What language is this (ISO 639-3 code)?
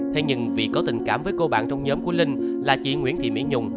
vie